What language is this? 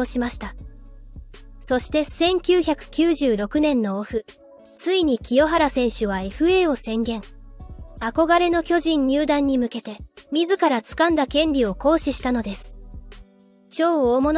Japanese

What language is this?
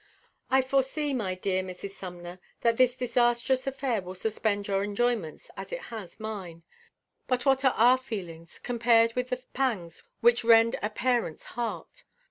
English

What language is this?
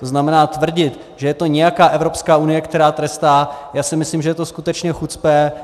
Czech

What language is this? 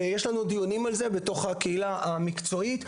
Hebrew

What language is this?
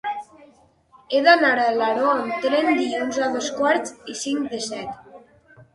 Catalan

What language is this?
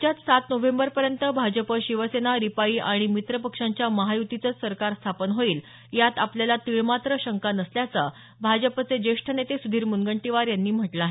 Marathi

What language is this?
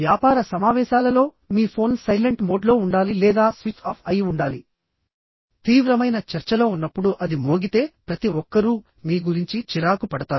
Telugu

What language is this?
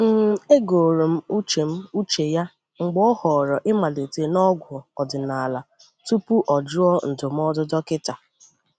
Igbo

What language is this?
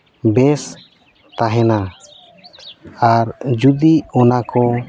Santali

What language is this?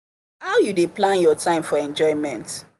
Nigerian Pidgin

